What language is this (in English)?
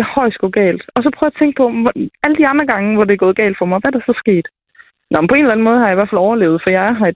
Danish